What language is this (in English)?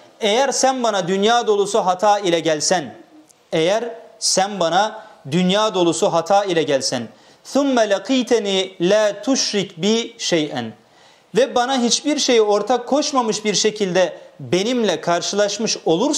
Turkish